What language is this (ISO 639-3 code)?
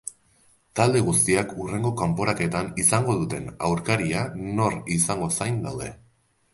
eus